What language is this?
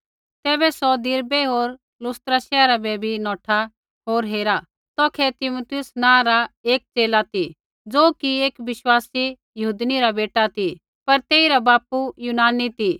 Kullu Pahari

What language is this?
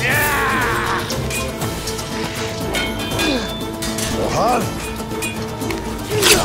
Turkish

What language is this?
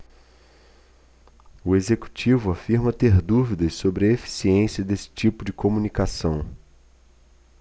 Portuguese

